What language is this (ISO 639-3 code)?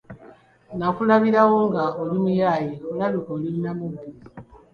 lug